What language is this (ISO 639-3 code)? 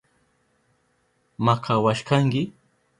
qup